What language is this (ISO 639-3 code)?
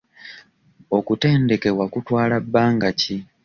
lug